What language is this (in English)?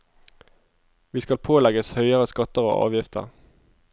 Norwegian